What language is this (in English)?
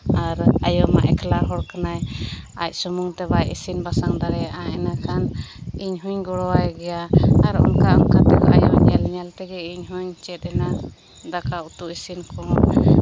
Santali